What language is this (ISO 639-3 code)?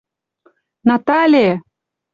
chm